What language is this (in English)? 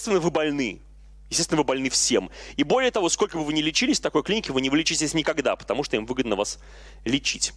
Russian